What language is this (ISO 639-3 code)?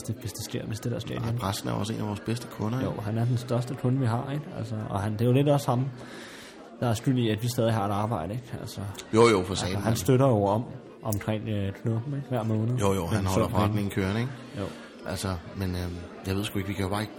dan